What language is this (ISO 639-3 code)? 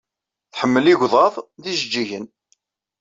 kab